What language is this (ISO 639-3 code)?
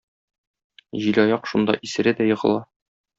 tat